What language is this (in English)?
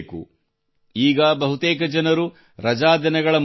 Kannada